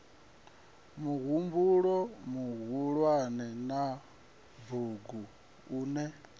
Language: Venda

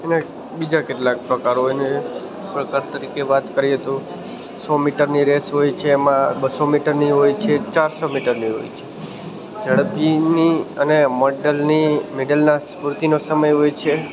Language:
Gujarati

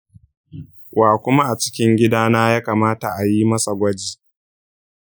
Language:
Hausa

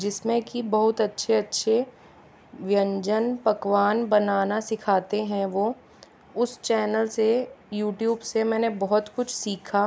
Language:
Hindi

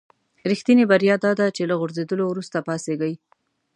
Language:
Pashto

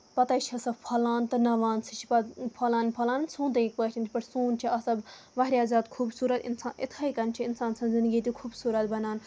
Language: Kashmiri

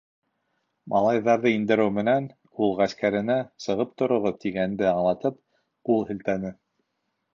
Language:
Bashkir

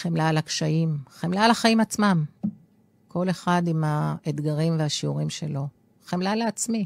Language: Hebrew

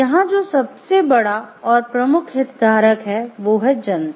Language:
Hindi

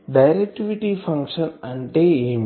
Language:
Telugu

